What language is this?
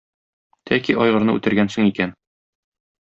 Tatar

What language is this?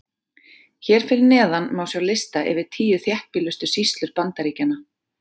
Icelandic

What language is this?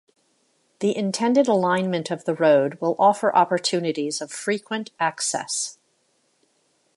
English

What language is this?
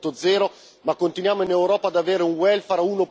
Italian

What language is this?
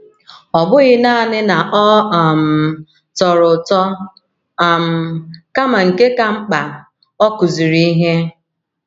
Igbo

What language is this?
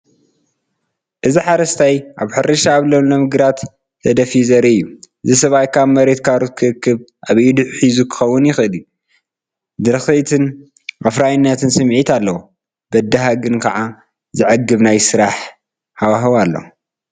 Tigrinya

